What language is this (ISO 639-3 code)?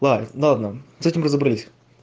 rus